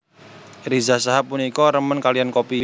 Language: Javanese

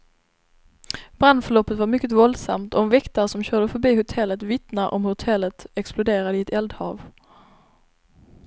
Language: Swedish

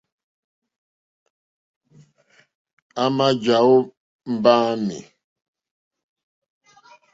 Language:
Mokpwe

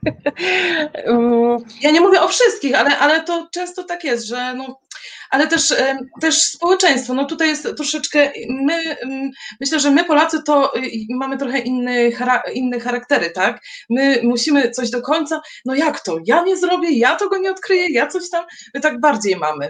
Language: Polish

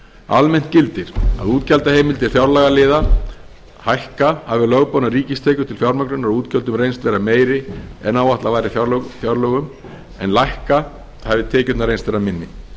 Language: Icelandic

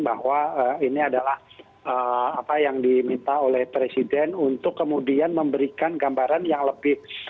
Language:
Indonesian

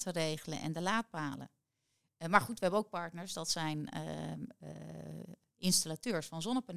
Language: Dutch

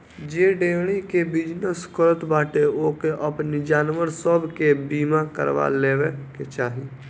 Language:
Bhojpuri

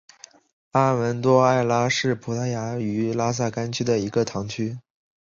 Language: Chinese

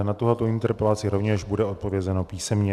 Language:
Czech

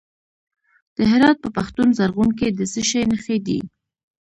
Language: Pashto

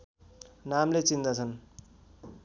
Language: Nepali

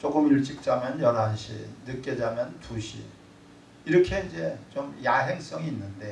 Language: Korean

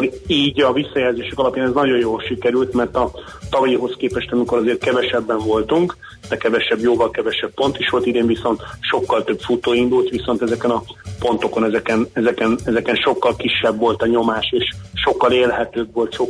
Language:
Hungarian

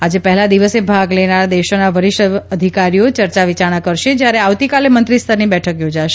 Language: Gujarati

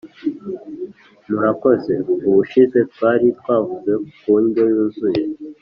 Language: Kinyarwanda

